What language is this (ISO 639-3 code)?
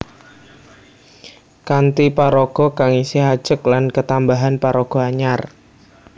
jav